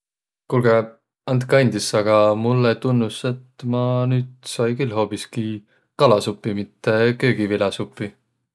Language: Võro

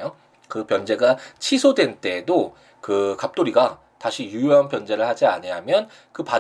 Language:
Korean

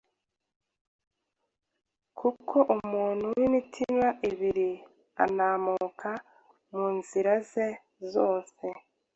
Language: Kinyarwanda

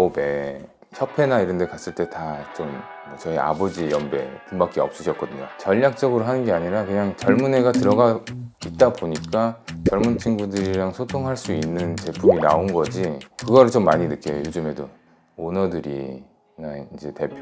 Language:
Korean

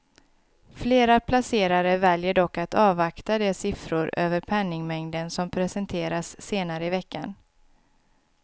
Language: Swedish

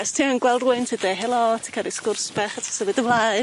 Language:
Welsh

